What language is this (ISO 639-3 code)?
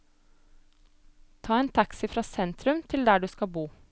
nor